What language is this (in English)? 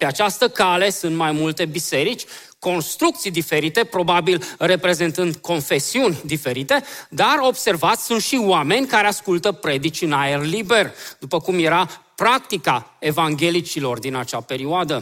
Romanian